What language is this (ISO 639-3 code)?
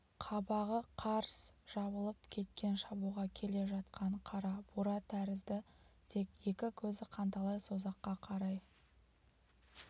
kaz